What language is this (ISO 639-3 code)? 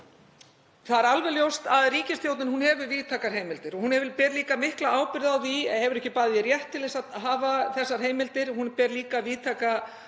isl